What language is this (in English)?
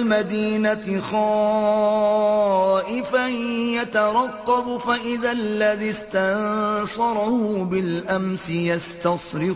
Urdu